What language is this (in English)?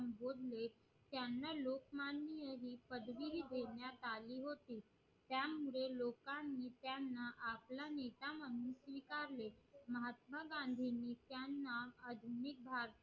Marathi